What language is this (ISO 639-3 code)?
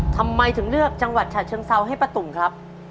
tha